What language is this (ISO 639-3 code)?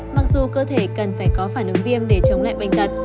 vie